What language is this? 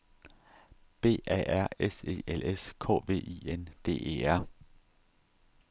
Danish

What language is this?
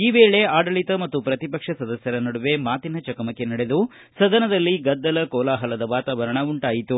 Kannada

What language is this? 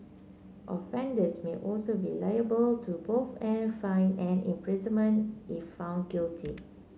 English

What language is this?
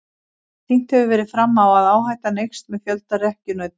Icelandic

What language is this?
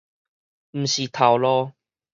Min Nan Chinese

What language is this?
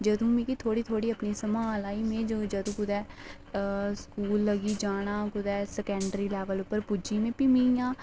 Dogri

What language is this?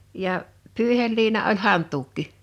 Finnish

